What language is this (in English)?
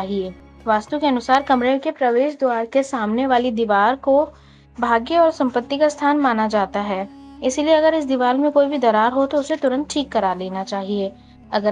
Hindi